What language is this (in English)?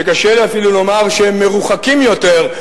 Hebrew